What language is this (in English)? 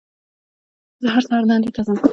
Pashto